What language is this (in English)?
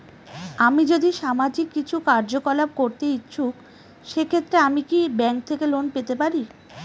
Bangla